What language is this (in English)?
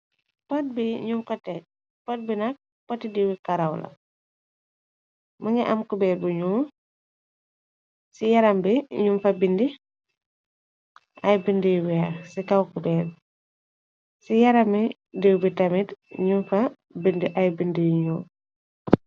Wolof